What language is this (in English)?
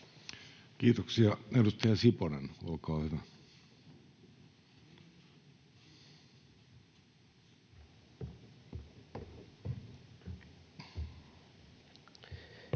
Finnish